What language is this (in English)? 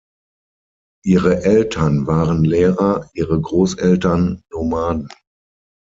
German